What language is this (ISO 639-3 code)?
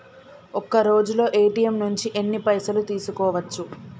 tel